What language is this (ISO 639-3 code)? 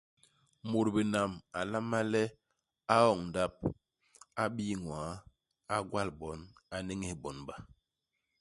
bas